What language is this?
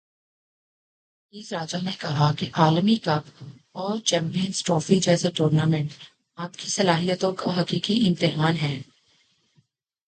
Urdu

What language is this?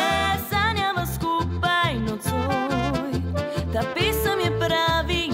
Romanian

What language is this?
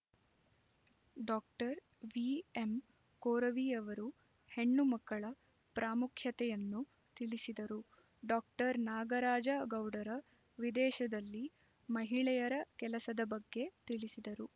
Kannada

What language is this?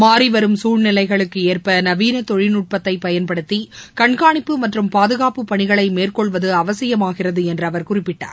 Tamil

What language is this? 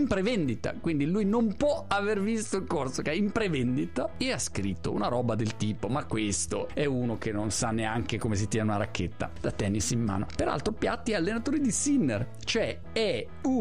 Italian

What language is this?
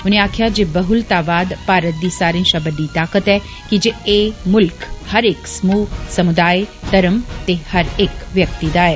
Dogri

